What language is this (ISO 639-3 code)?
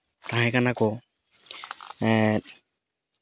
sat